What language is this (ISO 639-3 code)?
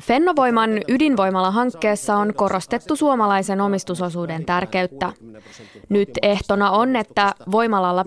fin